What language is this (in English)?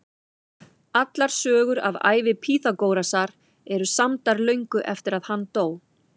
Icelandic